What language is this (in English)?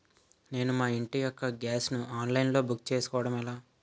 Telugu